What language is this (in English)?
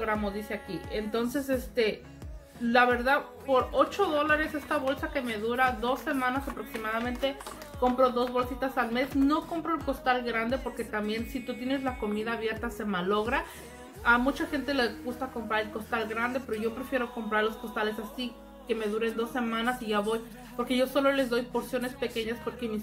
Spanish